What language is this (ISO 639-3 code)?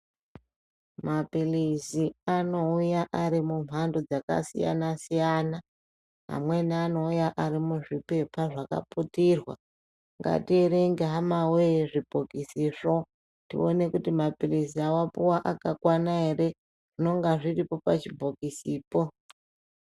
ndc